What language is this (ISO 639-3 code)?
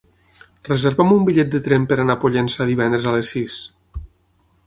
cat